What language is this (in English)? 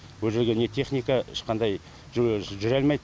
Kazakh